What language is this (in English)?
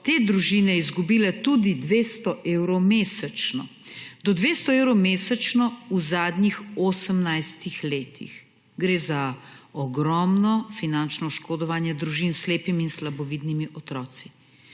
Slovenian